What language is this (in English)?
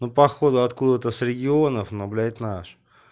Russian